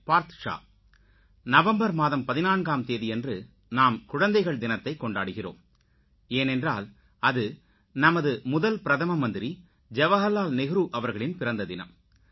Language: Tamil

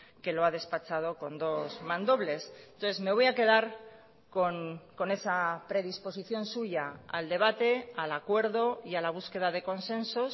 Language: Spanish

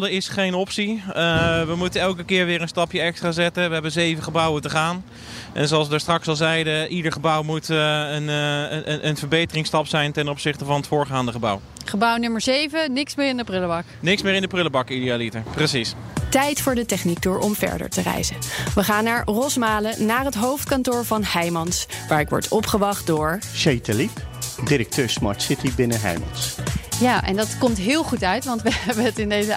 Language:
Dutch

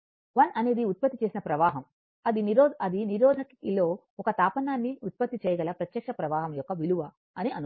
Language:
Telugu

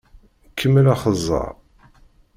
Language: Kabyle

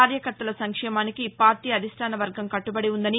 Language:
Telugu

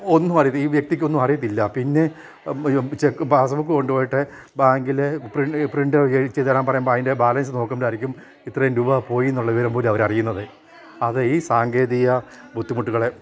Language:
Malayalam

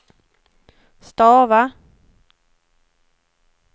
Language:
Swedish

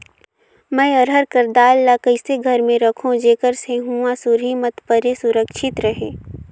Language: Chhattisgarhi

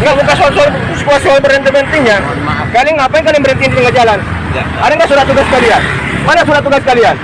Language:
Indonesian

